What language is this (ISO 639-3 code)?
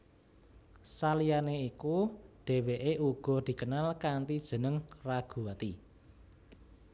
jav